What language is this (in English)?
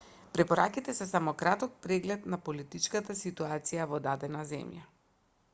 Macedonian